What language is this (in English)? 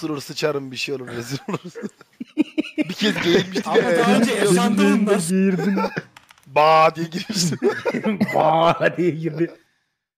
Turkish